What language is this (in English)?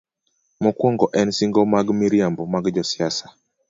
Luo (Kenya and Tanzania)